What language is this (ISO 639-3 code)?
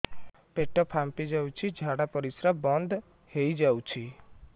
ori